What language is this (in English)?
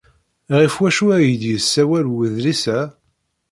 Kabyle